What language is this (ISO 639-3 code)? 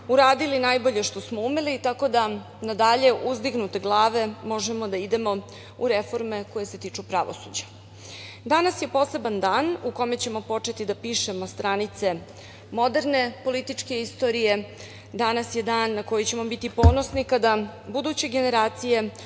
srp